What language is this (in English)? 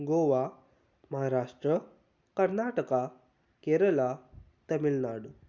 Konkani